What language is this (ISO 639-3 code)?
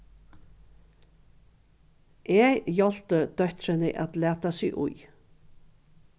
fao